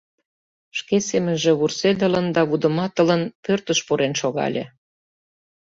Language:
Mari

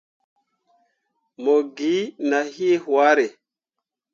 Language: Mundang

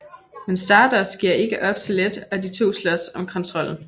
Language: Danish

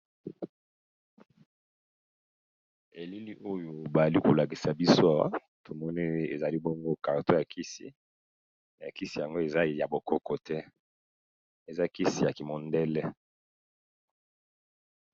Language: Lingala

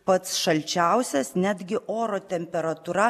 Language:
Lithuanian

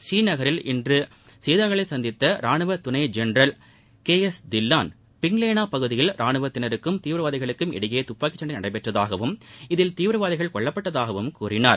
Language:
Tamil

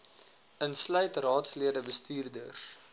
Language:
Afrikaans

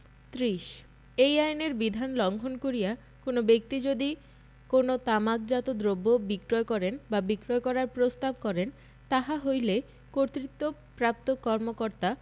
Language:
Bangla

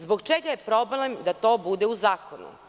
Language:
Serbian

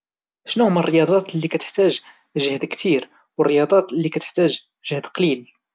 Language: Moroccan Arabic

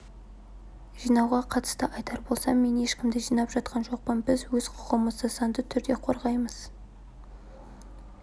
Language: Kazakh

